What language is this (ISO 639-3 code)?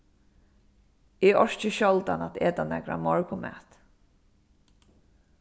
fao